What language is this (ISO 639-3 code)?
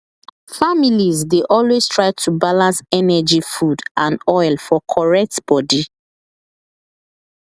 pcm